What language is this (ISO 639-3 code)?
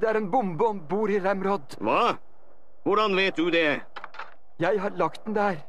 nor